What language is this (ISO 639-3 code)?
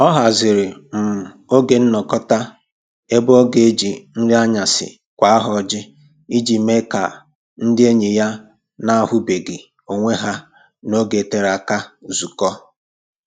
ibo